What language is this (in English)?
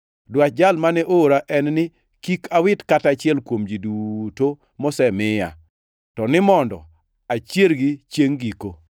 Luo (Kenya and Tanzania)